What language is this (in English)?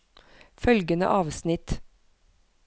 Norwegian